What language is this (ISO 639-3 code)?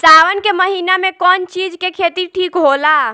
bho